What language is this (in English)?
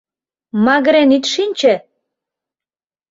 Mari